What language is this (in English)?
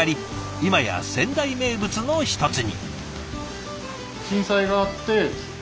Japanese